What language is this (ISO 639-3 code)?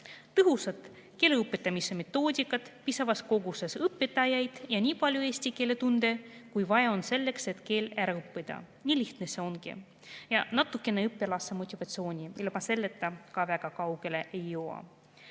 est